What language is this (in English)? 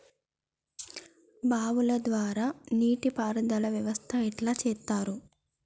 Telugu